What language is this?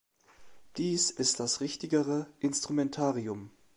German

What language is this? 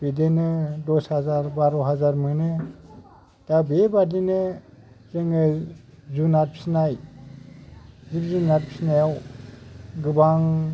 Bodo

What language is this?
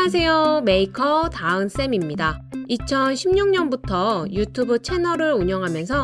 Korean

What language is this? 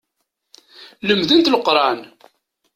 Kabyle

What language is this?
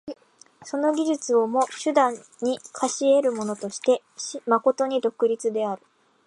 Japanese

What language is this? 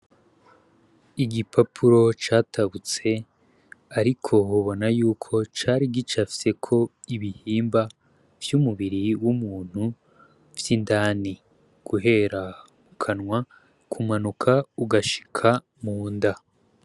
Rundi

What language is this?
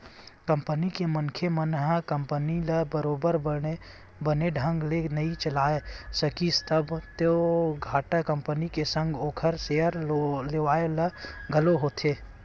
Chhattisgarhi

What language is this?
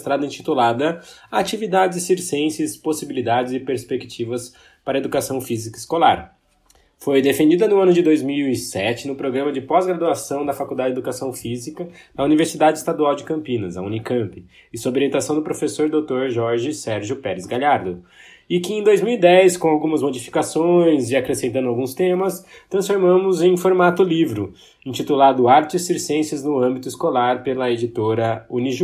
Portuguese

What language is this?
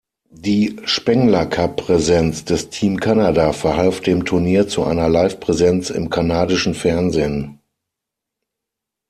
German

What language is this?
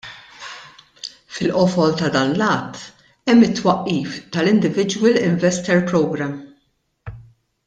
Maltese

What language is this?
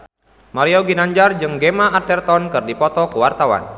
Sundanese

